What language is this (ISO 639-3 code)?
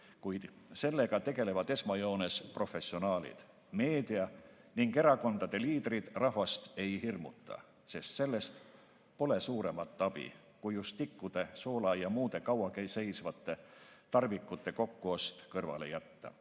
est